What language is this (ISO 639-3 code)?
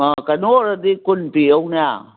mni